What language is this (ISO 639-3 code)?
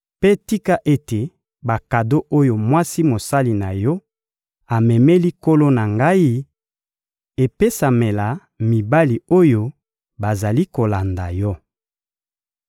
lin